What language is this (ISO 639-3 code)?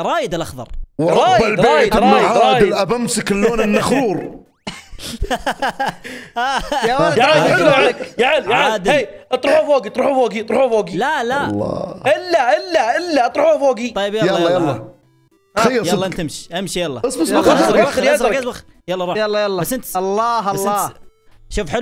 ara